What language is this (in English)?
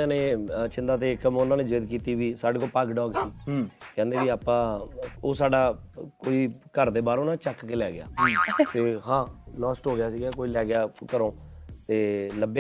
Punjabi